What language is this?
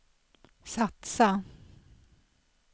Swedish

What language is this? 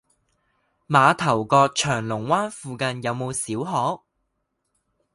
Cantonese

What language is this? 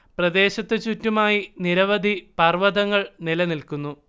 Malayalam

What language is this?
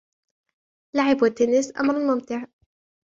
Arabic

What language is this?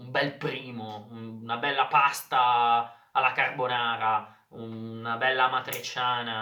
Italian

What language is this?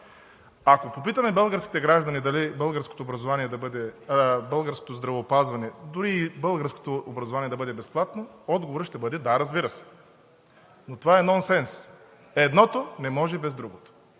Bulgarian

